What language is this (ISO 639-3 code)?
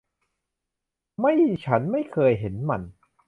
tha